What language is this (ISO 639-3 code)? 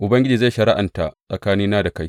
hau